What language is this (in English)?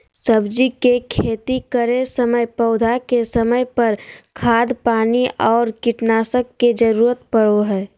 Magahi